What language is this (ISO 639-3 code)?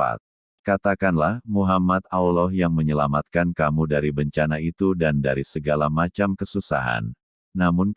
ind